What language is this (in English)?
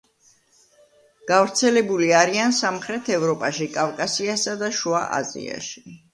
Georgian